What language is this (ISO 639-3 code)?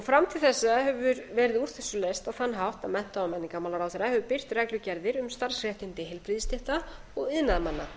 isl